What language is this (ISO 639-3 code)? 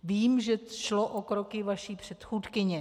ces